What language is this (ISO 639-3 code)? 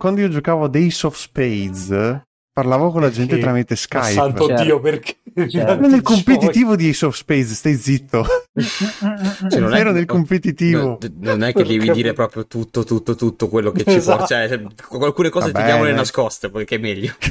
ita